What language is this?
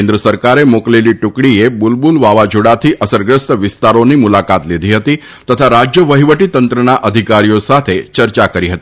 Gujarati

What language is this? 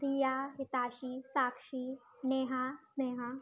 Sindhi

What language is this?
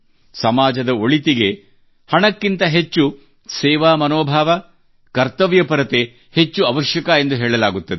Kannada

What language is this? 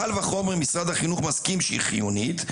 Hebrew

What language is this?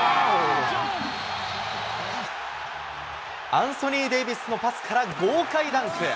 Japanese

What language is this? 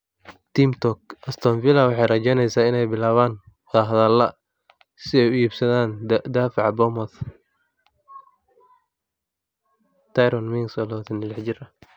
Somali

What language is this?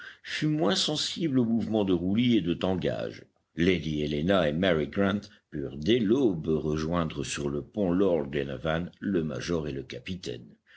French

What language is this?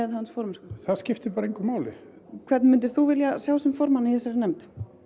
Icelandic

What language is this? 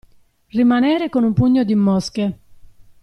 Italian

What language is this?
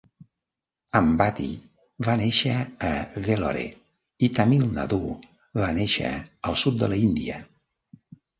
Catalan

